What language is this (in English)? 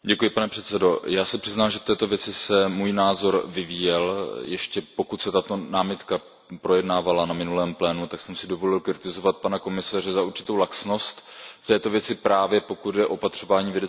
Czech